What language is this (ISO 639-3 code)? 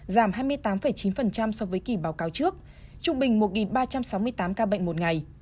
vie